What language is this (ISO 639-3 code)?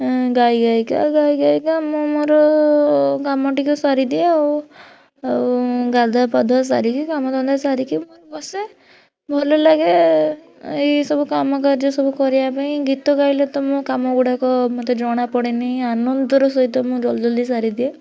ori